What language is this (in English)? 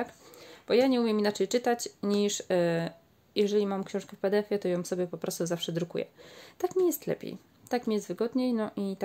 Polish